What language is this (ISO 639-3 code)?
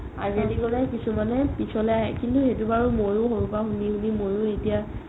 asm